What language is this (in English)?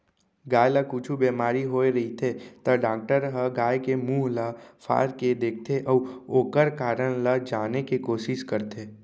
Chhattisgarhi